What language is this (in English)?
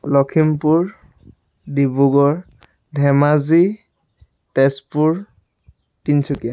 Assamese